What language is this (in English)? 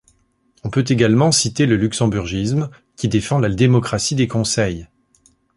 French